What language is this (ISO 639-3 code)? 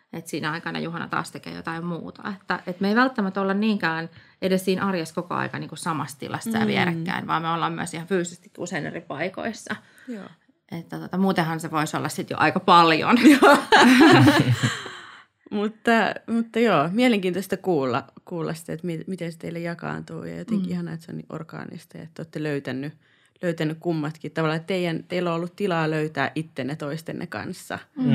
fin